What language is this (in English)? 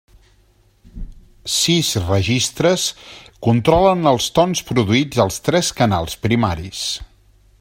Catalan